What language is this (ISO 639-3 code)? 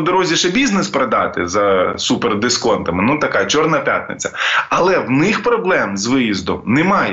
ukr